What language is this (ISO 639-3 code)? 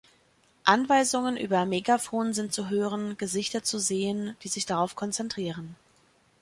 deu